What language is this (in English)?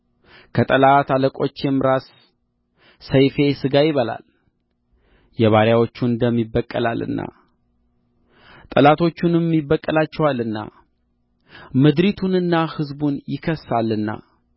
Amharic